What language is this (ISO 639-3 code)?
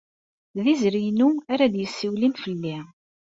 kab